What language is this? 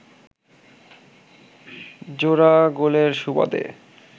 Bangla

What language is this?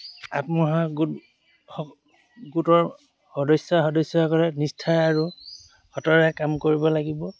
Assamese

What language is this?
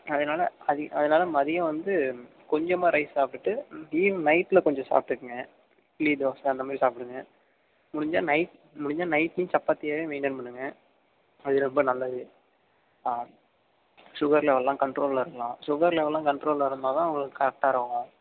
Tamil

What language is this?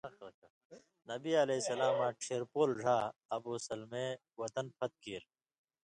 Indus Kohistani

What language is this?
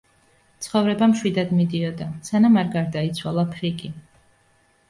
Georgian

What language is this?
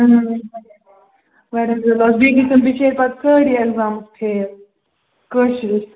Kashmiri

